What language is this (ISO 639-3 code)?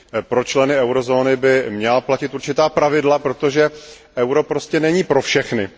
ces